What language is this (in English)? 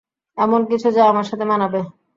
Bangla